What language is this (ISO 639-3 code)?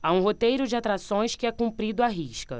por